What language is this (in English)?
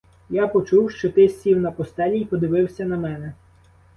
Ukrainian